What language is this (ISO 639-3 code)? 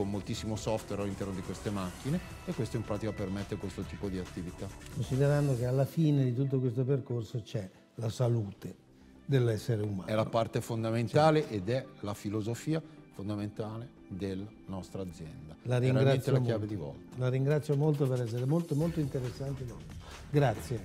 ita